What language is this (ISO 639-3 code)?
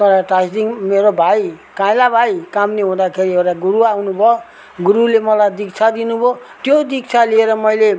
nep